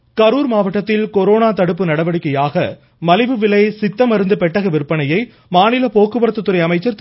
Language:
Tamil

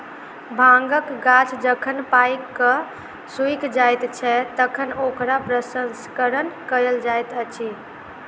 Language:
Maithili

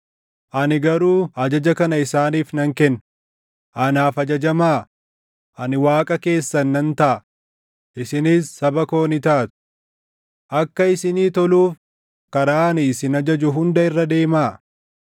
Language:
Oromo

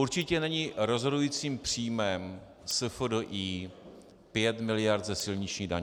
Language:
Czech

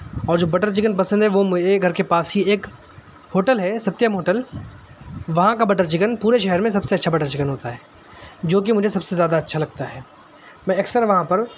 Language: Urdu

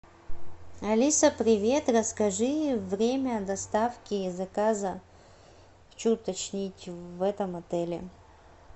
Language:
Russian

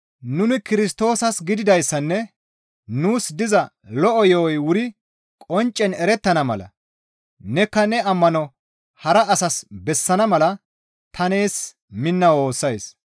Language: Gamo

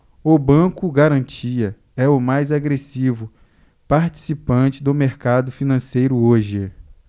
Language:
Portuguese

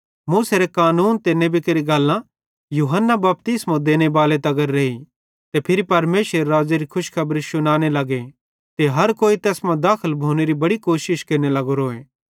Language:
Bhadrawahi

